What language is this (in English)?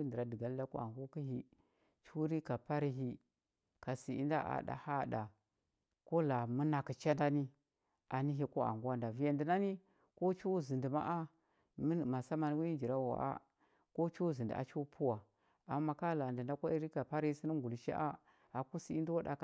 Huba